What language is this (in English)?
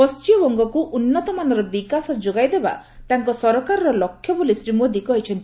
Odia